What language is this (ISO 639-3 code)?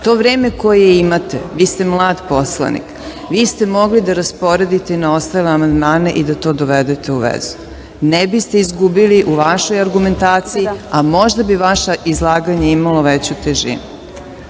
srp